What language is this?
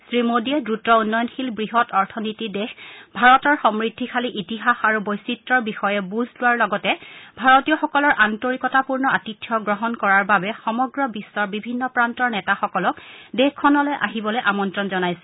Assamese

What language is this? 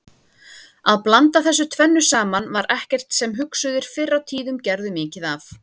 Icelandic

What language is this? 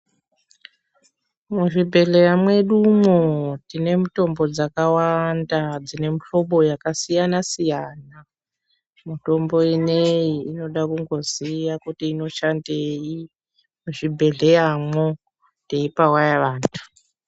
Ndau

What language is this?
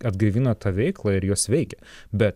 Lithuanian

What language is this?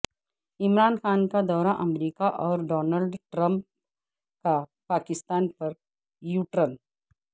Urdu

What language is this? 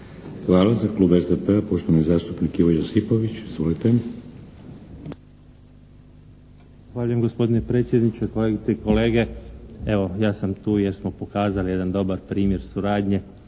Croatian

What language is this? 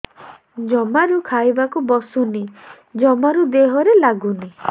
Odia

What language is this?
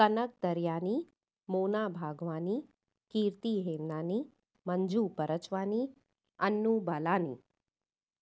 Sindhi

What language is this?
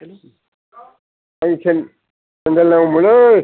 Bodo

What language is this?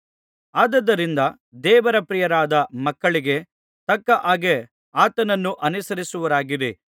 Kannada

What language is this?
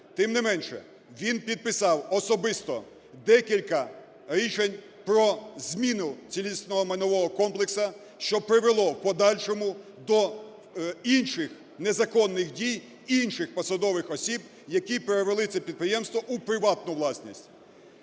Ukrainian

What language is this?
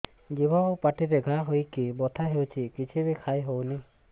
Odia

